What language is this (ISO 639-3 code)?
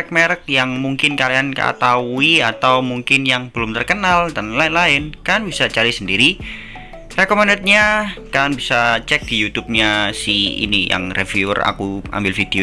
ind